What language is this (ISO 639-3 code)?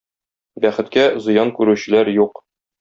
tat